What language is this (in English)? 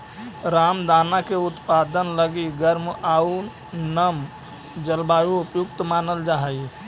Magahi